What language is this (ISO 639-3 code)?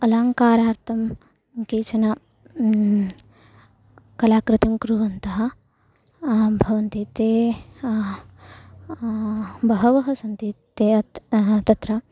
san